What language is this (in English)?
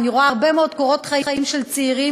Hebrew